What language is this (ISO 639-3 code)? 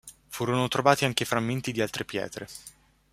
ita